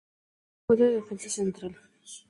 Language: Spanish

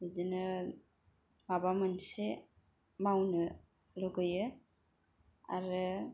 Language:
Bodo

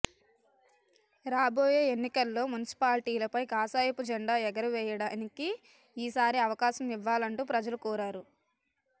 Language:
Telugu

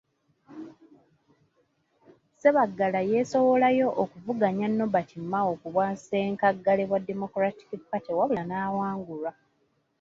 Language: Ganda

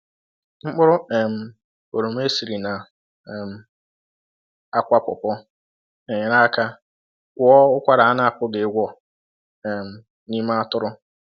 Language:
Igbo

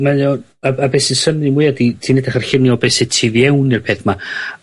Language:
Welsh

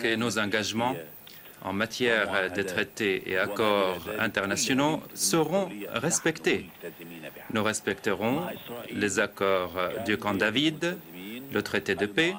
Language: French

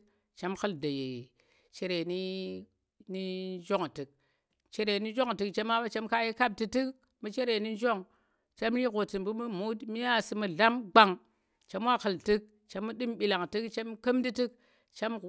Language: Tera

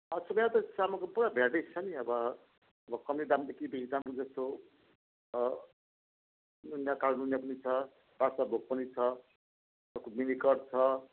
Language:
Nepali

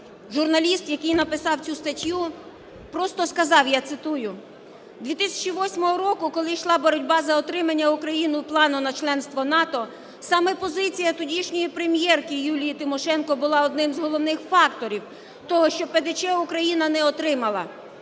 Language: Ukrainian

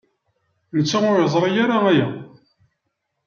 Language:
Kabyle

